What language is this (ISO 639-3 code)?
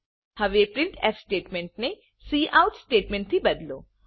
guj